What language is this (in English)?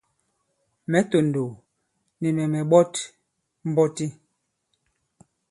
Bankon